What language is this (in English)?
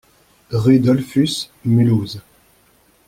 French